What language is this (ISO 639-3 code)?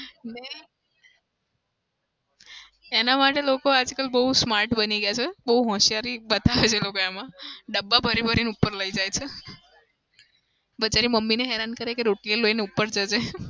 guj